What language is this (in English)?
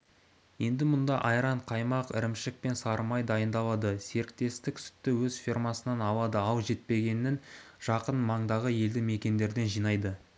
Kazakh